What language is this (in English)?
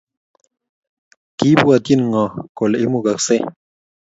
Kalenjin